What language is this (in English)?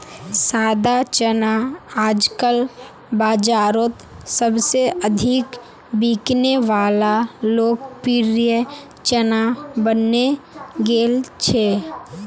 Magahi